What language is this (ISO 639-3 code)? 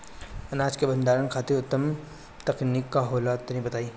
bho